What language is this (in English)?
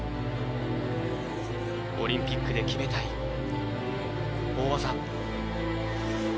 Japanese